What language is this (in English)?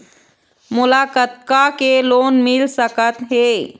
Chhattisgarhi